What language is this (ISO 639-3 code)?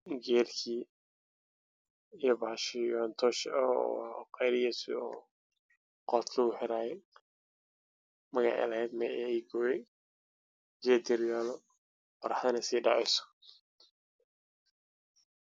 som